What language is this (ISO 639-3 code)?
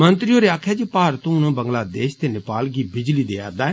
doi